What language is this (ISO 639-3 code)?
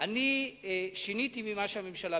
heb